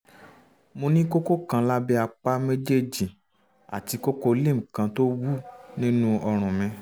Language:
Yoruba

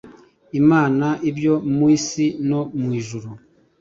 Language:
Kinyarwanda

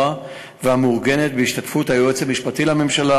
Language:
Hebrew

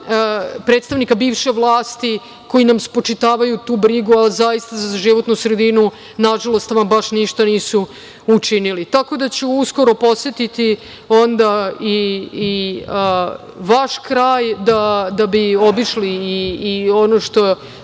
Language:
Serbian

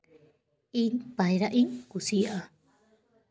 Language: Santali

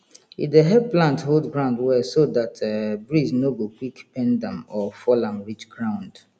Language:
Nigerian Pidgin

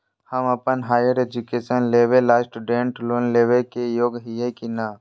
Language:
Magahi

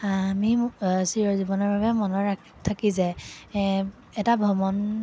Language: Assamese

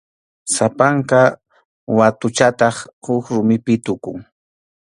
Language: Arequipa-La Unión Quechua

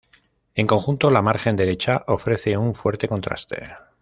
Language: Spanish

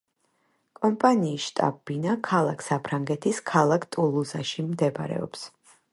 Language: Georgian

